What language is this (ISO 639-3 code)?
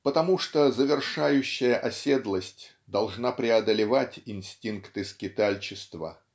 rus